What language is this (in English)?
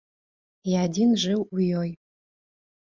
Belarusian